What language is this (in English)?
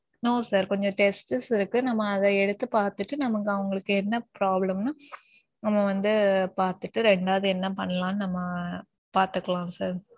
Tamil